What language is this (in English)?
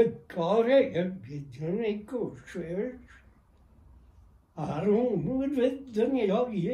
Persian